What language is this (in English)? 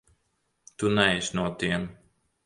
Latvian